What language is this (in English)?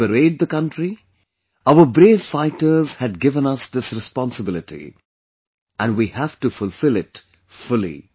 English